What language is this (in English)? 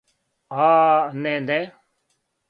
Serbian